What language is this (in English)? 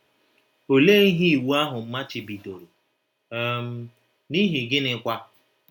Igbo